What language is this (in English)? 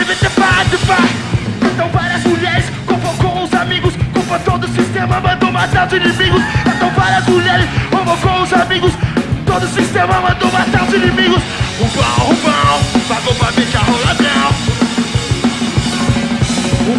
Portuguese